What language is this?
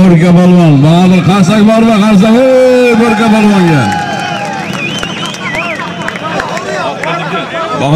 Turkish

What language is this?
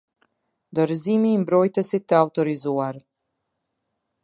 Albanian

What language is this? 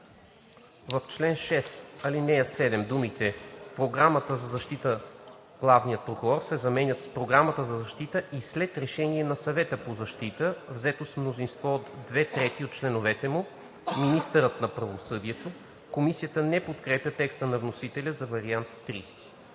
Bulgarian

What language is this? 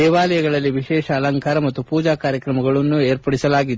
Kannada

